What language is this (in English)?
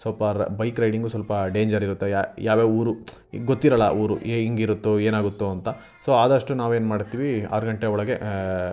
Kannada